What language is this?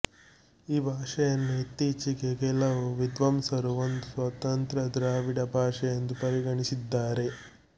Kannada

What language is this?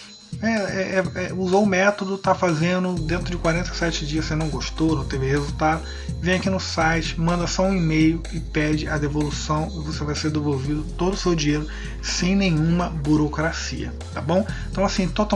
Portuguese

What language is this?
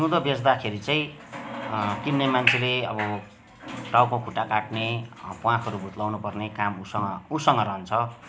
Nepali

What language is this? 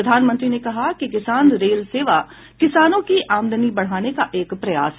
Hindi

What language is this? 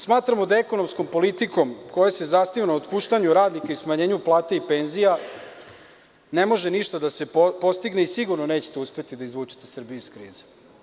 Serbian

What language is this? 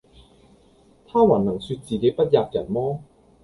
Cantonese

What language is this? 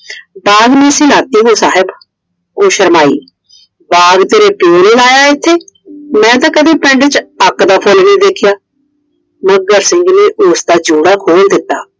Punjabi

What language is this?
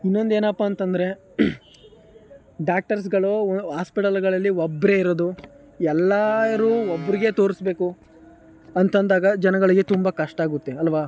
Kannada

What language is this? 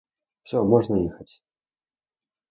Russian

